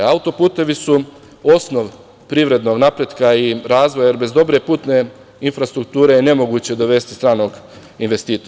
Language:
Serbian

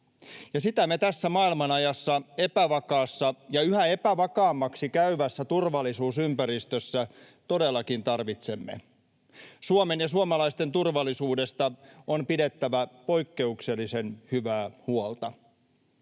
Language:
Finnish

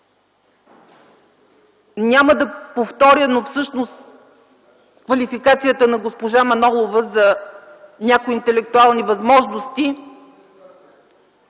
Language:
Bulgarian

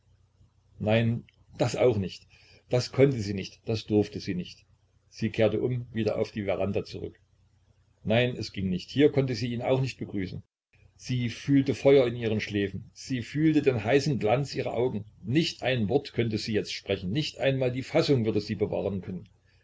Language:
German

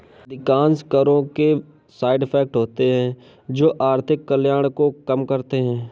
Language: Hindi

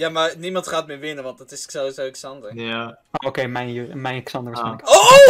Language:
Dutch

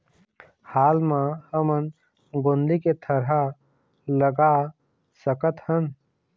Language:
Chhattisgarhi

